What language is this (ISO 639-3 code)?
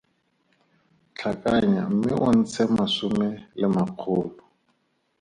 tsn